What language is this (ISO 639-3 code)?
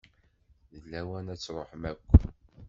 kab